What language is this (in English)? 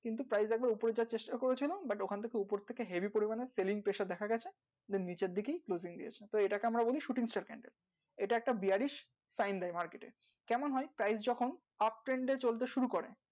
Bangla